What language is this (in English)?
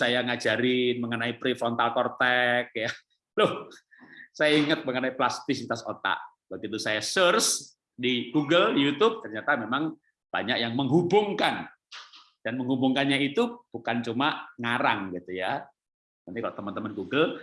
Indonesian